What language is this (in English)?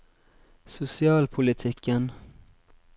Norwegian